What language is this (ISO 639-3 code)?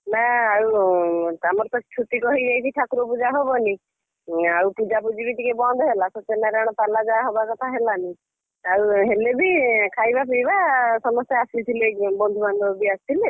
ori